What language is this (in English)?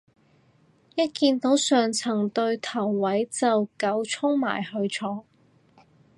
Cantonese